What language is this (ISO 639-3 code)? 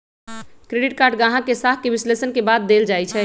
mag